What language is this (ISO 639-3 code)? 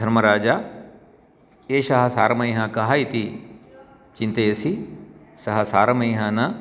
san